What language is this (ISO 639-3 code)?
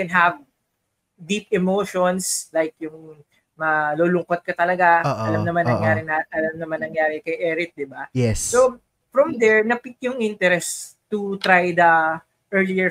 fil